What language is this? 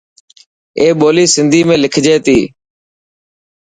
Dhatki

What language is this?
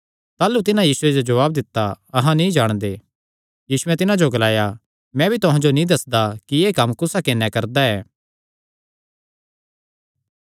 Kangri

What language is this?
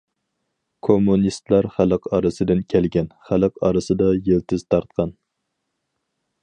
Uyghur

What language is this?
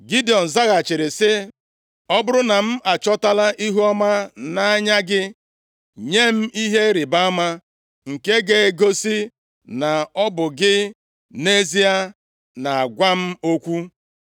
Igbo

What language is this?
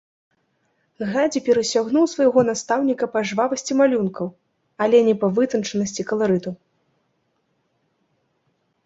Belarusian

